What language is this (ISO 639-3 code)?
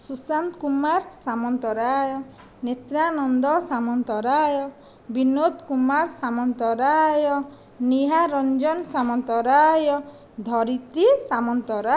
ori